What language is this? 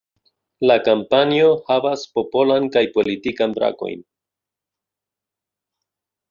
Esperanto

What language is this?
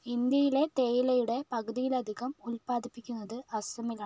Malayalam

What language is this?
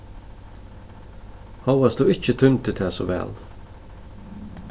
Faroese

